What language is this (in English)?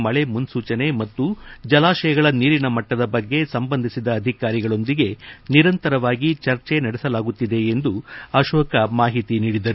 Kannada